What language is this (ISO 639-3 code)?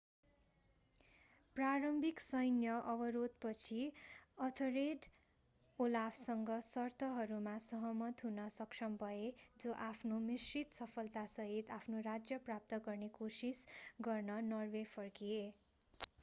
nep